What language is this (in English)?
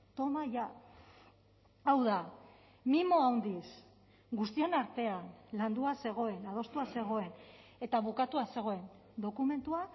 Basque